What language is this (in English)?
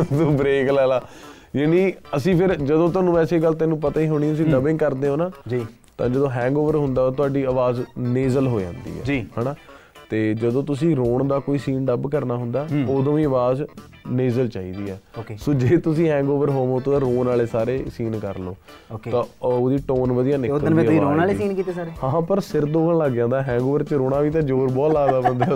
Punjabi